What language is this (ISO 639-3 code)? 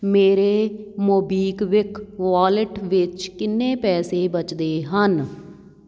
pan